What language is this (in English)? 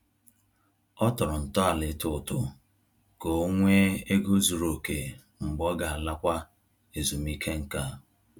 Igbo